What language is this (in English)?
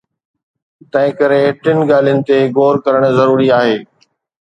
Sindhi